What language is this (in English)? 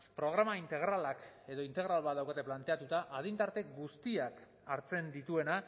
Basque